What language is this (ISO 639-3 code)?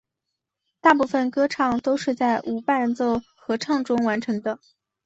zho